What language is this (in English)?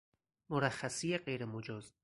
Persian